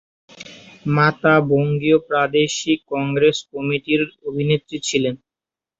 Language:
Bangla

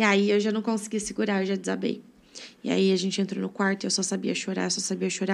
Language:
Portuguese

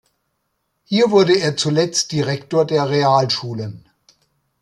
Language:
German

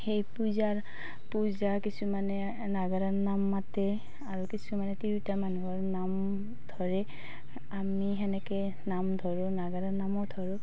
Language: Assamese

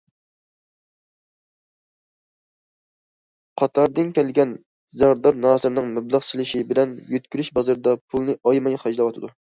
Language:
Uyghur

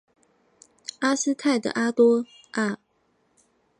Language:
Chinese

